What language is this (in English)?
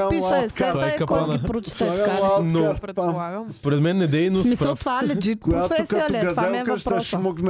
Bulgarian